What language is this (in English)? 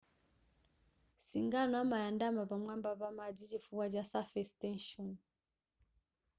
Nyanja